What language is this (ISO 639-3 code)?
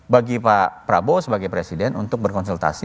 ind